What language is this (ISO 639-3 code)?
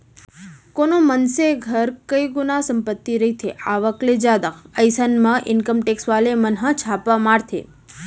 hne